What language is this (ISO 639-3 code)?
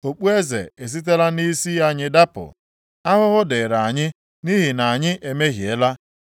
ibo